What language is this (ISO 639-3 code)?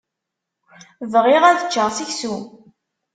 kab